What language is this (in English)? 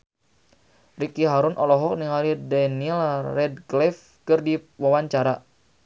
Sundanese